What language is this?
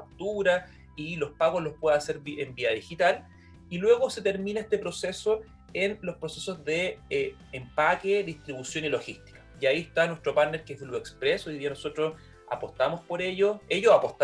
Spanish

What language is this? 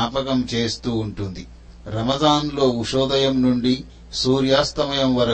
Telugu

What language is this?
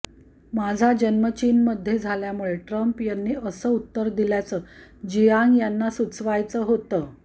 Marathi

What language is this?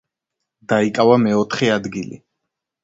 Georgian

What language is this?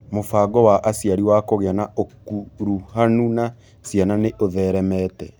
Kikuyu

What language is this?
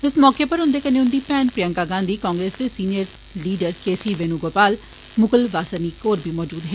Dogri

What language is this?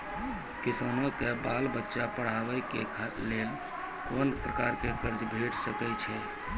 Maithili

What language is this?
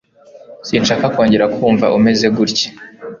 Kinyarwanda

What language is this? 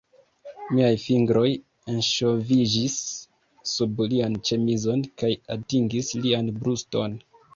Esperanto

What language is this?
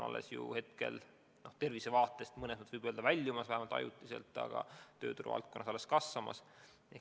Estonian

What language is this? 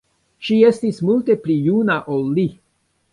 Esperanto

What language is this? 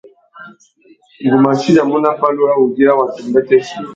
Tuki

